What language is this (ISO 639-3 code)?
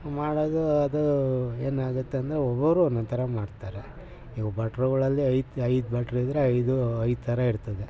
kan